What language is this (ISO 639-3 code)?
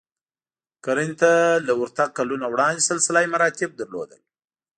pus